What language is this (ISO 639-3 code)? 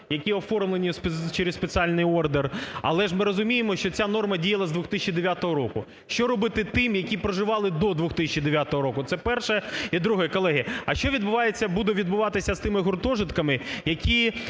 ukr